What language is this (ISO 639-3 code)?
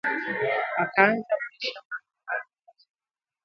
swa